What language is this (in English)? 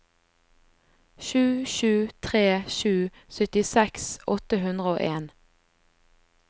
Norwegian